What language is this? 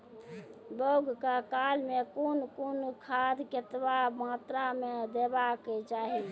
Maithili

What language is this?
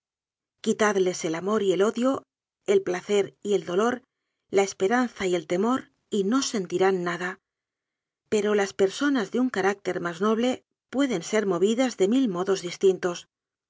Spanish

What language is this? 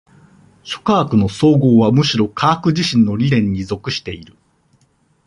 Japanese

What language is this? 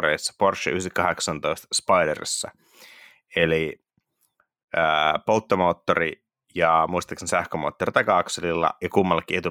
Finnish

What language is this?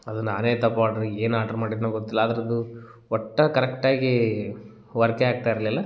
Kannada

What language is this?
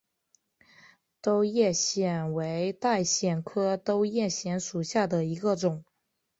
Chinese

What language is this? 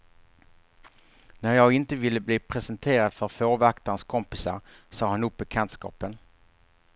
Swedish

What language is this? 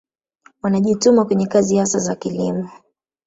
Swahili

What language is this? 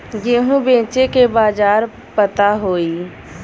Bhojpuri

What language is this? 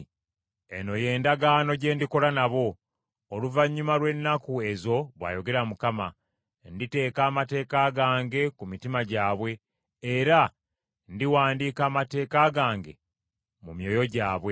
Ganda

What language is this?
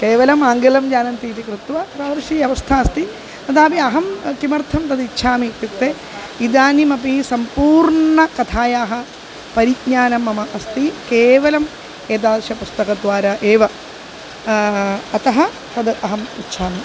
Sanskrit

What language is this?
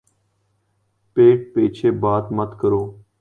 Urdu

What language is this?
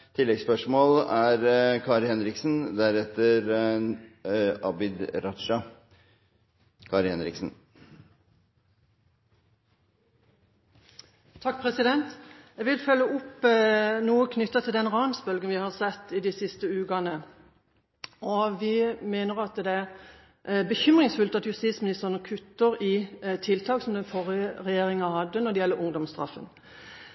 Norwegian Bokmål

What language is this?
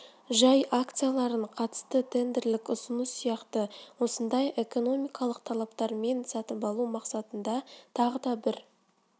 Kazakh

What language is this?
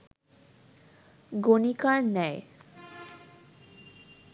Bangla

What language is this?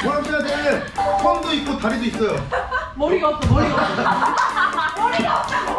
Korean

